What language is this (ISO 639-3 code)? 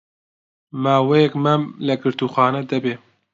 ckb